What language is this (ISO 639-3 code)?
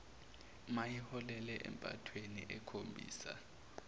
zul